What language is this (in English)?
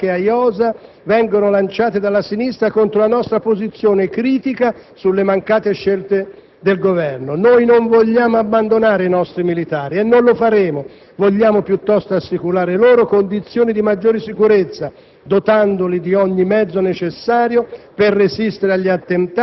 Italian